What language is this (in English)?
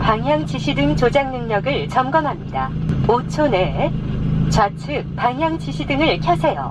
Korean